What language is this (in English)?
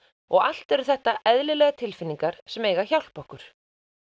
Icelandic